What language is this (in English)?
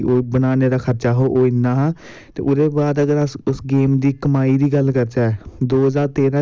Dogri